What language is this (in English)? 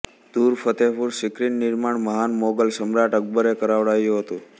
Gujarati